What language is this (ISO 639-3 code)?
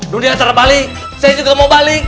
ind